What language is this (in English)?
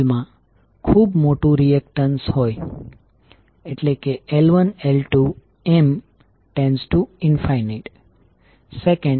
Gujarati